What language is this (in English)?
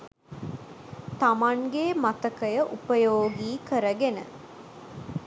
Sinhala